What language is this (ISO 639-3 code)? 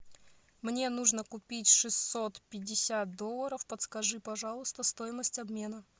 rus